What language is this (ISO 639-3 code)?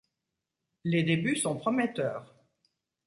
fra